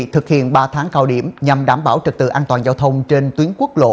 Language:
Vietnamese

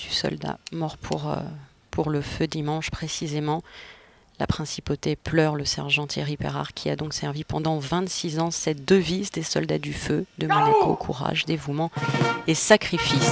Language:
French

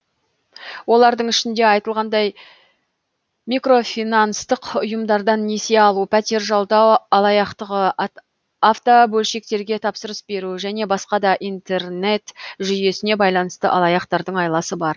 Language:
Kazakh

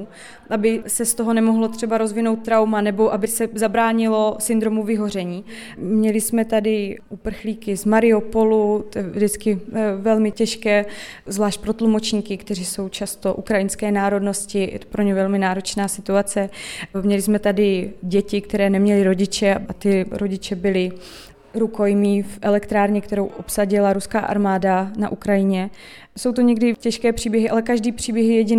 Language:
Czech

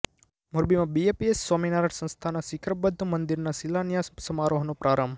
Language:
Gujarati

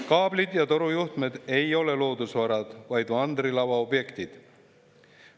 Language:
Estonian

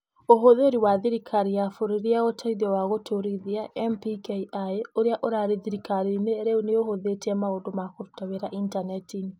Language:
Kikuyu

